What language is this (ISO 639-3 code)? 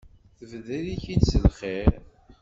kab